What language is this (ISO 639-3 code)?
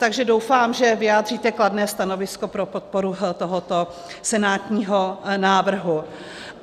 ces